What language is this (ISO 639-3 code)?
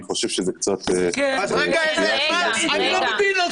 heb